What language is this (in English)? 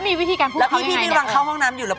Thai